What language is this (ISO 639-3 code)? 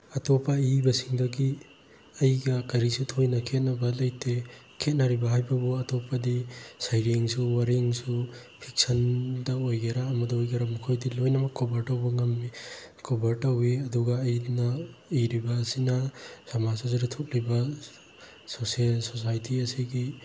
mni